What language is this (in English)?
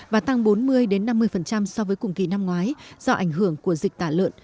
Vietnamese